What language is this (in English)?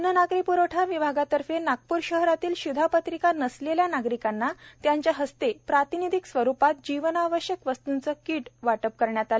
Marathi